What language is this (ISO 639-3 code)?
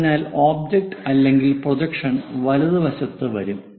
mal